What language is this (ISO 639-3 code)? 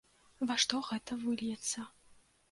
bel